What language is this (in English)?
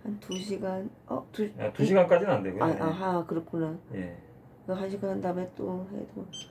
Korean